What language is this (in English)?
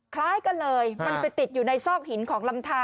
Thai